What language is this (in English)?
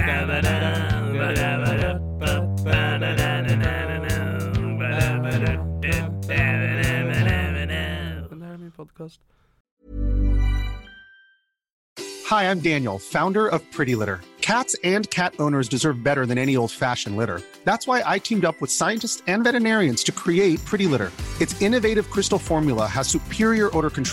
Swedish